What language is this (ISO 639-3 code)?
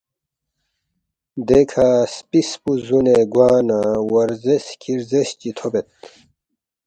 bft